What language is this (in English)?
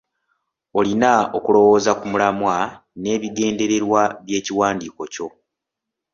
Ganda